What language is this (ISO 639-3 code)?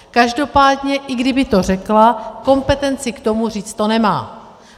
ces